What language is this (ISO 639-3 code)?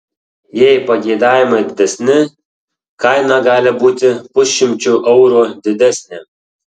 lit